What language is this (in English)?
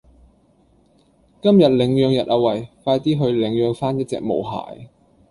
Cantonese